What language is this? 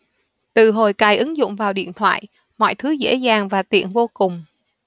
Vietnamese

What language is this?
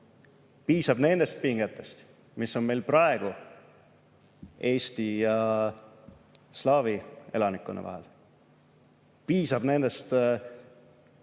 Estonian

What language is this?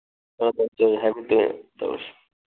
Manipuri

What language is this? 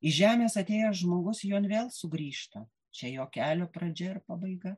Lithuanian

